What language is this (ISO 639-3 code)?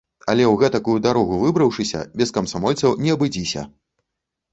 bel